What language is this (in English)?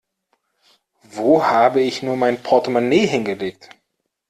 German